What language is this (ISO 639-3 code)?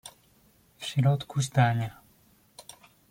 pol